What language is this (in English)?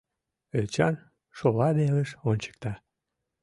Mari